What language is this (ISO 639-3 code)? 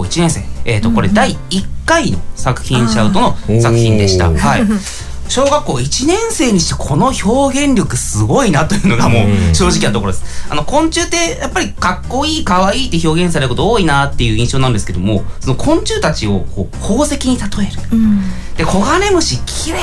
jpn